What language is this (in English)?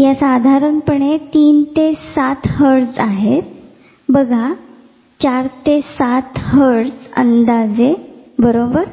Marathi